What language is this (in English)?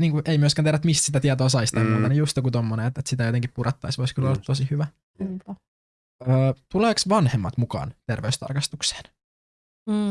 Finnish